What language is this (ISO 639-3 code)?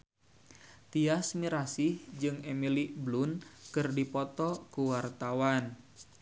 sun